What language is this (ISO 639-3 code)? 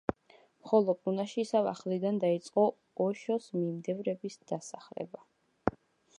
kat